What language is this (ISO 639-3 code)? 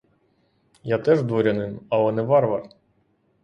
ukr